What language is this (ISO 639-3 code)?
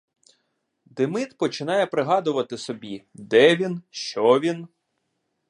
ukr